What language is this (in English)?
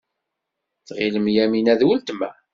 Kabyle